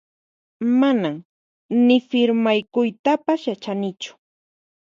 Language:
Puno Quechua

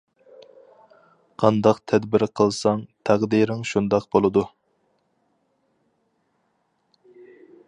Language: Uyghur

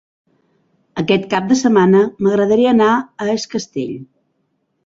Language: Catalan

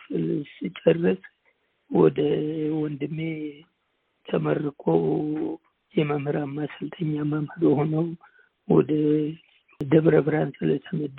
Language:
Amharic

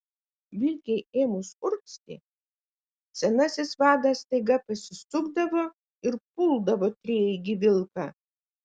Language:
Lithuanian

